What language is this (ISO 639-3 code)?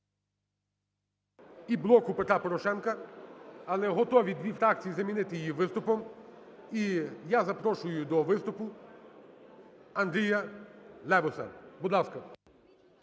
ukr